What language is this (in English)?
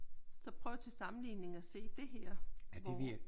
Danish